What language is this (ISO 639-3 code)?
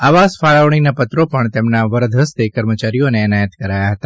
guj